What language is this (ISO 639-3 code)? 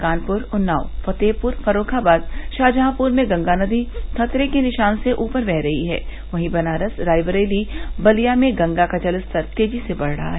hin